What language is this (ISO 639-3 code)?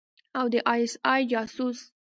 pus